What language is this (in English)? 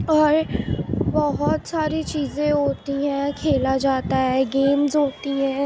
Urdu